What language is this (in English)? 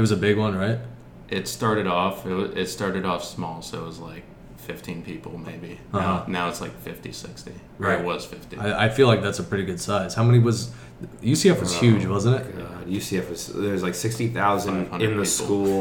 English